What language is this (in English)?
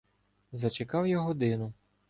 Ukrainian